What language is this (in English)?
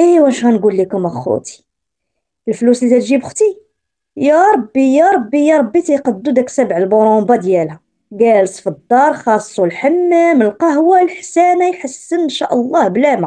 Arabic